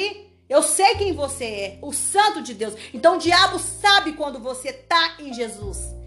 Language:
Portuguese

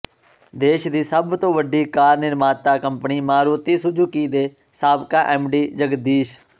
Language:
Punjabi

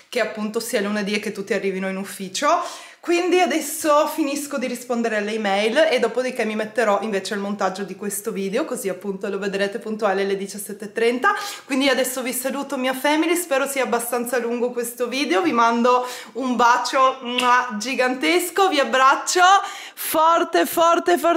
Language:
Italian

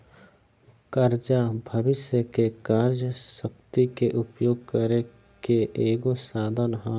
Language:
Bhojpuri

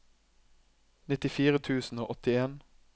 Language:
Norwegian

